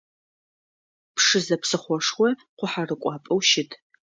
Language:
Adyghe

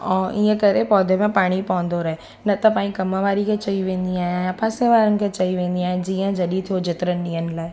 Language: Sindhi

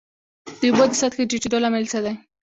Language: Pashto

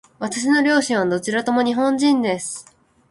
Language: Japanese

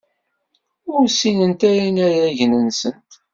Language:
Kabyle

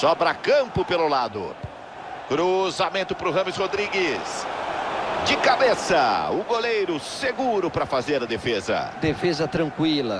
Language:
Portuguese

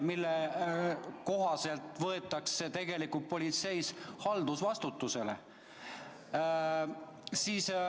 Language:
Estonian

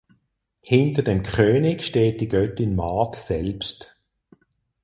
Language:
German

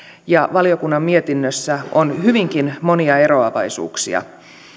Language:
Finnish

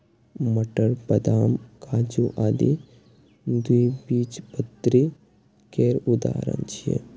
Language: Maithili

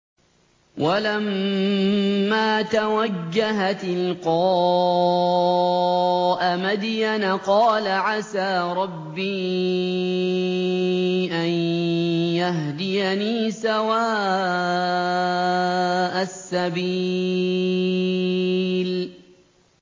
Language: Arabic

